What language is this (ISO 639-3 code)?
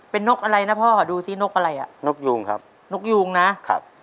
tha